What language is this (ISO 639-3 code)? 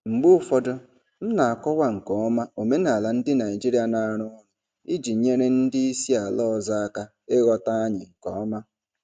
ibo